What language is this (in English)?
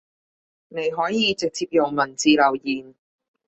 Cantonese